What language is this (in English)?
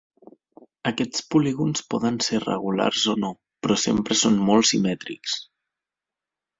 Catalan